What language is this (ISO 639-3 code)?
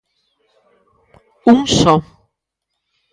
glg